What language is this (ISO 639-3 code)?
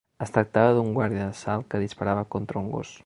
cat